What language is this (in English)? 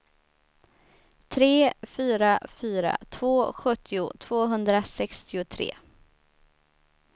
Swedish